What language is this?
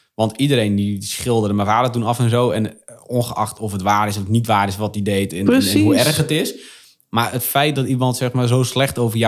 Dutch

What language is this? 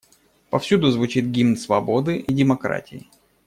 Russian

